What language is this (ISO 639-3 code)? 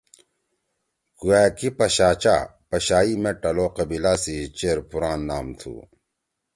trw